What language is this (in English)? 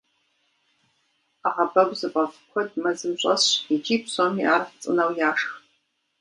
Kabardian